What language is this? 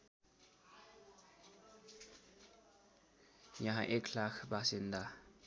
Nepali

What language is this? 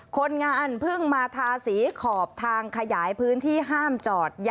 Thai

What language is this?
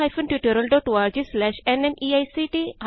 Punjabi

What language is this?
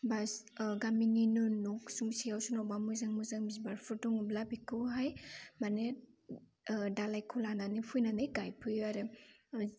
Bodo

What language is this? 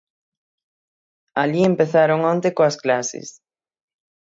Galician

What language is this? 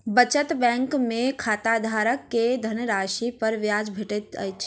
Maithili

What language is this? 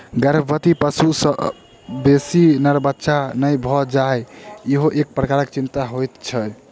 Maithili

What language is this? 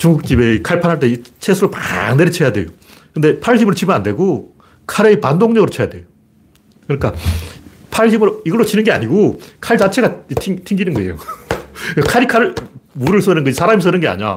Korean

